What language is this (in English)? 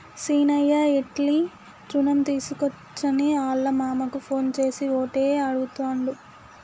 Telugu